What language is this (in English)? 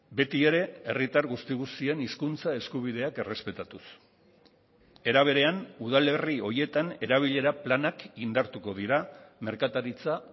Basque